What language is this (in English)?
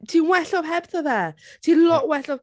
Welsh